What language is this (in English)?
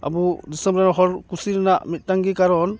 Santali